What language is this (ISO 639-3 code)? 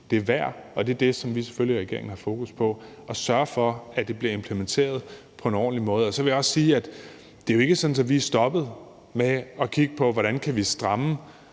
dan